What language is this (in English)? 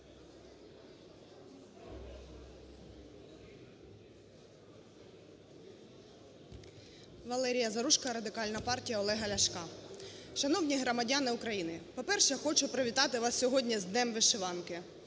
Ukrainian